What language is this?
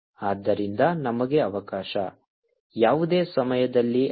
Kannada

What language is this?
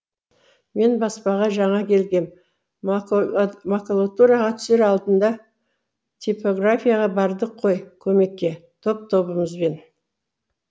Kazakh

